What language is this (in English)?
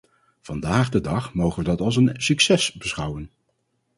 Dutch